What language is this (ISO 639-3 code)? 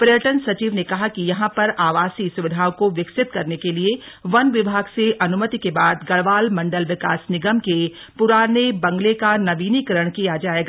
hin